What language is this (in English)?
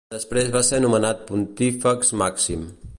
Catalan